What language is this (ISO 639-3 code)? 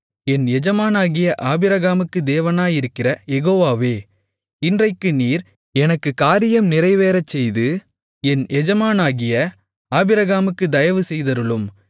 tam